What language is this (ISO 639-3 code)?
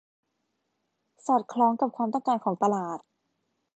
tha